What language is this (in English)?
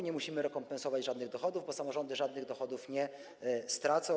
Polish